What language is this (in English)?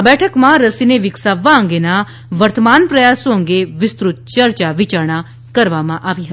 Gujarati